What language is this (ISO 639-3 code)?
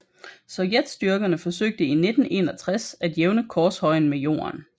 dan